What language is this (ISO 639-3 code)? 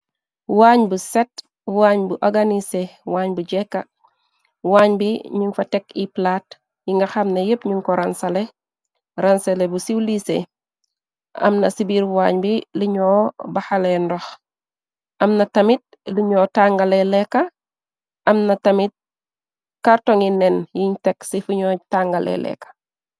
wol